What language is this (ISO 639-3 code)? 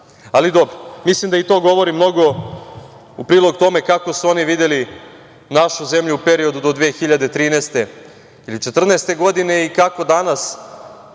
srp